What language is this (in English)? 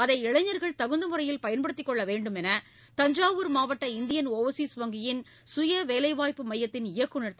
Tamil